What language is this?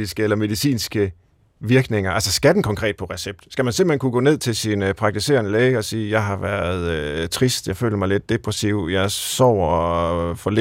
Danish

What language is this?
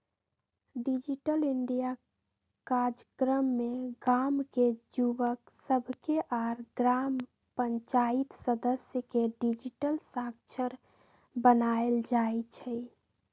Magahi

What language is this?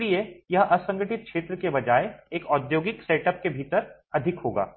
Hindi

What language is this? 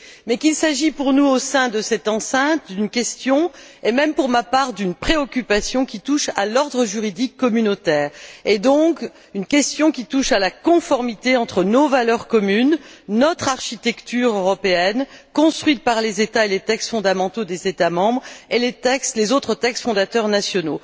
French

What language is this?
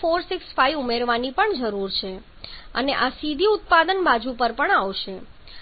Gujarati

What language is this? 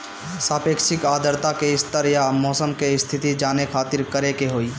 Bhojpuri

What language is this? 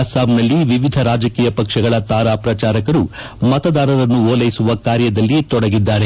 Kannada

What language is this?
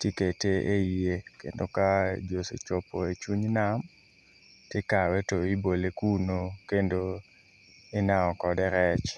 Luo (Kenya and Tanzania)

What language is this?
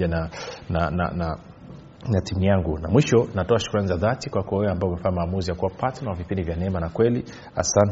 Swahili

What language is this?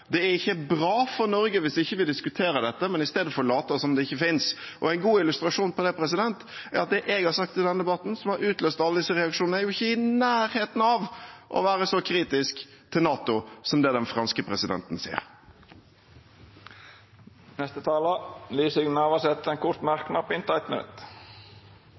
Norwegian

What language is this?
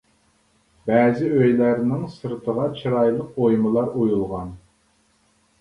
Uyghur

